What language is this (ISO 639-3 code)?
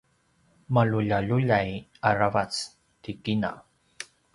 pwn